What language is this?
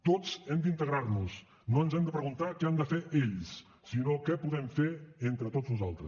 Catalan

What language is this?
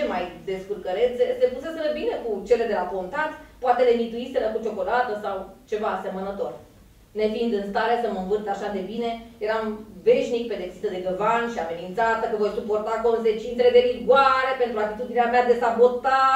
Romanian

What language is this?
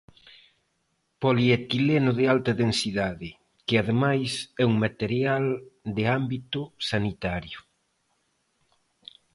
Galician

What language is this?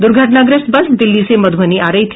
Hindi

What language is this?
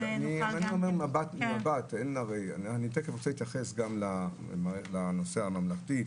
Hebrew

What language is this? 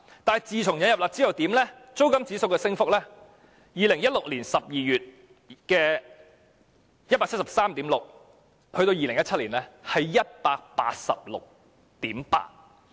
Cantonese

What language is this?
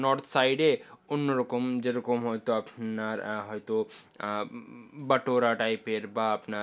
Bangla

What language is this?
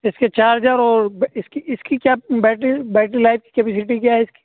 Urdu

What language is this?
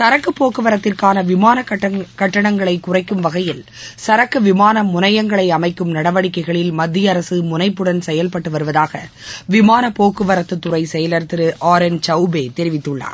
Tamil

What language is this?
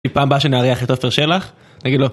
Hebrew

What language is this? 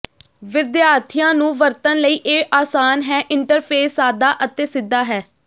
Punjabi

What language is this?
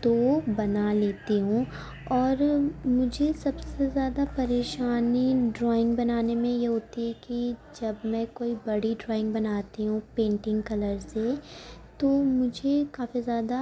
Urdu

